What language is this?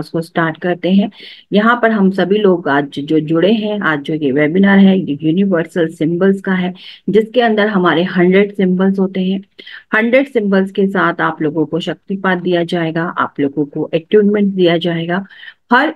Hindi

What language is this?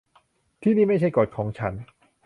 Thai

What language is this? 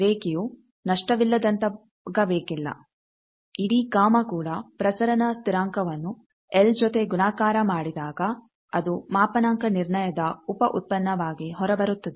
Kannada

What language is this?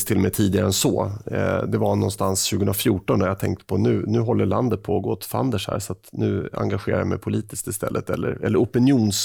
Swedish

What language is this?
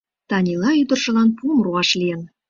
Mari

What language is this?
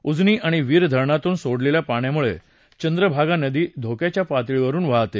Marathi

